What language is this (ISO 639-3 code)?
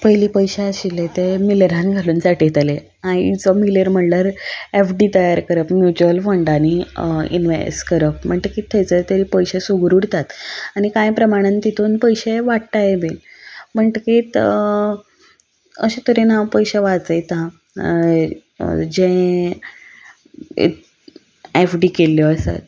kok